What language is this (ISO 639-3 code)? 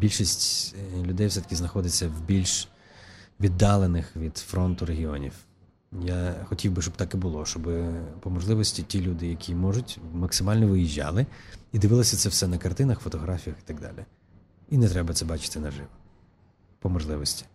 ukr